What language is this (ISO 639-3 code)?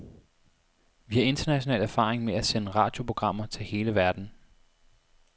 dan